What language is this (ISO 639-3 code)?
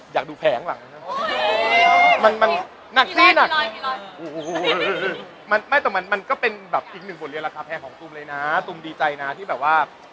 tha